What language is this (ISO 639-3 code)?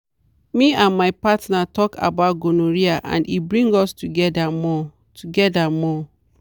pcm